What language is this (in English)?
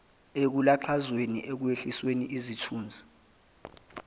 Zulu